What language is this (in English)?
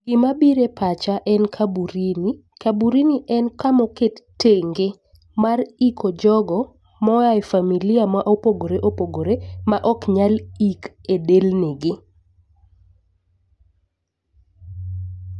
Luo (Kenya and Tanzania)